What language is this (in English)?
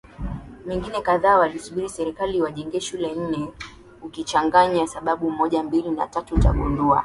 Swahili